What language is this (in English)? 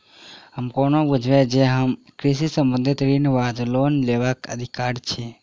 Maithili